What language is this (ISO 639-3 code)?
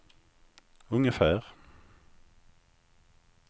swe